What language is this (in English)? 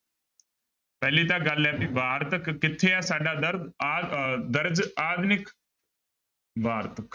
Punjabi